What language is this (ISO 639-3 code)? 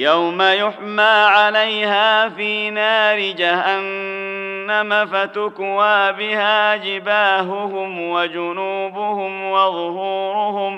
ara